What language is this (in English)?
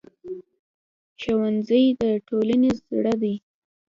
Pashto